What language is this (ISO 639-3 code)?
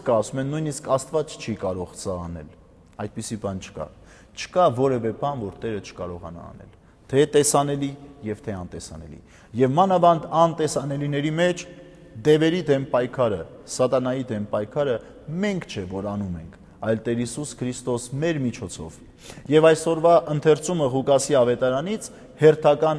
ron